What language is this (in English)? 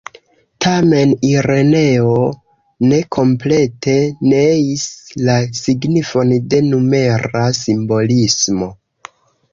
Esperanto